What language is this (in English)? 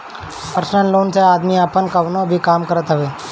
Bhojpuri